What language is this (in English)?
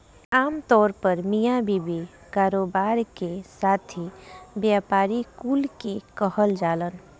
Bhojpuri